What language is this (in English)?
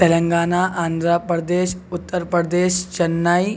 Urdu